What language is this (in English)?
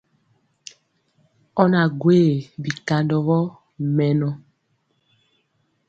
Mpiemo